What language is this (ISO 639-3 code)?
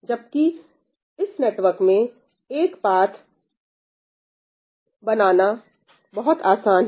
hin